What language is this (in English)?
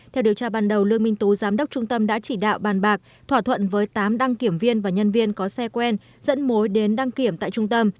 Vietnamese